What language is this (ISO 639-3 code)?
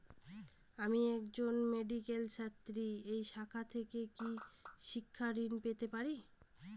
ben